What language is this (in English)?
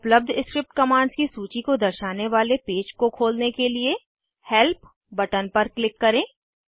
Hindi